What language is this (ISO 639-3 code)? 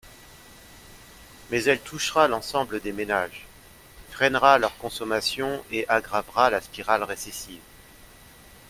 fra